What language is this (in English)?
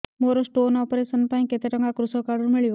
Odia